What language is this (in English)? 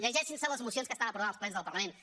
Catalan